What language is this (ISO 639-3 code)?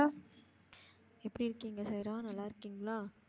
tam